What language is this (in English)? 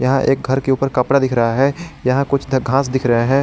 Hindi